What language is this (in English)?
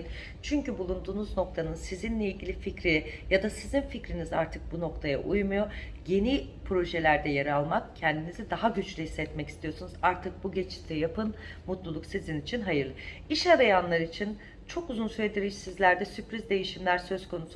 Turkish